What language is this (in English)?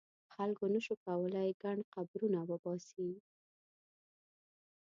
Pashto